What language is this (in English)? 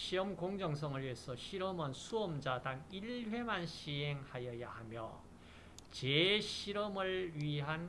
Korean